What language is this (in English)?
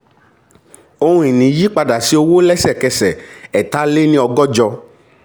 Yoruba